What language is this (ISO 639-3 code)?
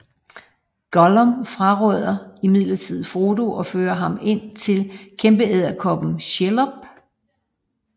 dan